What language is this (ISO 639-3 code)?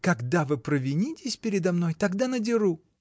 rus